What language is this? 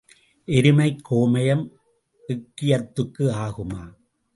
Tamil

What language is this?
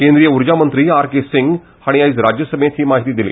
Konkani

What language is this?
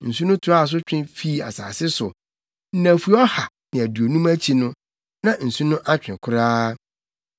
Akan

